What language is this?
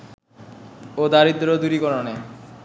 Bangla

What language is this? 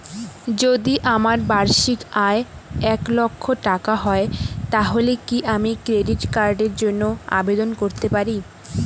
Bangla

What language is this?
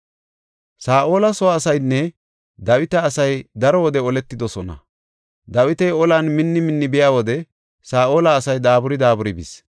Gofa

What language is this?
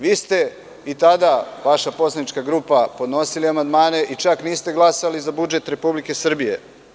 Serbian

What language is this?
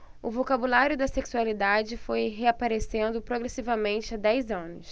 Portuguese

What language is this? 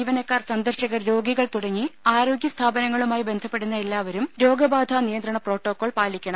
Malayalam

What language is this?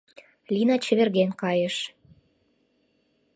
Mari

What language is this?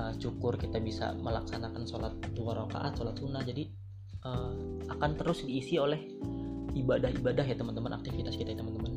Indonesian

